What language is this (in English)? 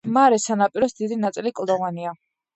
Georgian